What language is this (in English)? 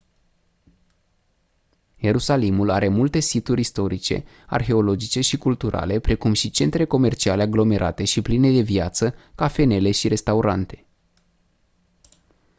Romanian